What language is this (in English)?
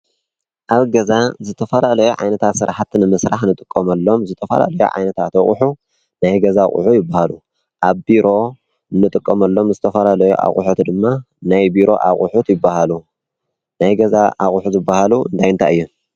Tigrinya